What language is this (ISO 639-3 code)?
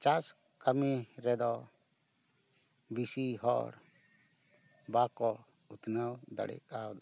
sat